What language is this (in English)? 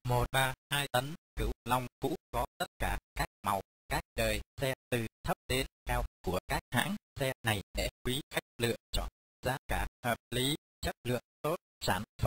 Vietnamese